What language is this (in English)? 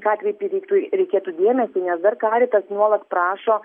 Lithuanian